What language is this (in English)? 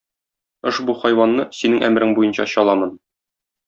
Tatar